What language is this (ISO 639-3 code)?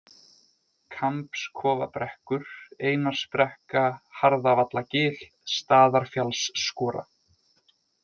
isl